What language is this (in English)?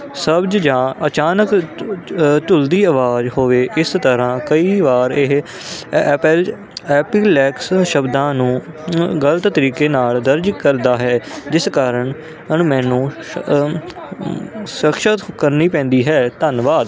Punjabi